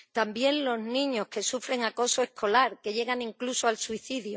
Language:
Spanish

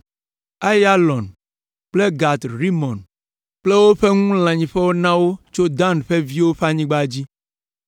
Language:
Ewe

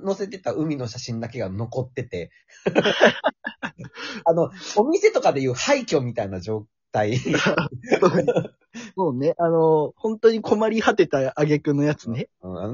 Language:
Japanese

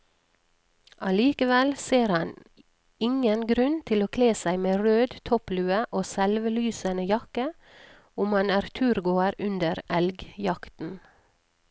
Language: Norwegian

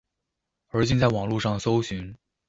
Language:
Chinese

